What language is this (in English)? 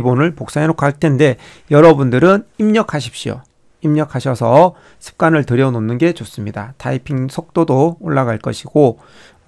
Korean